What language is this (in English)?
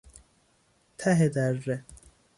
Persian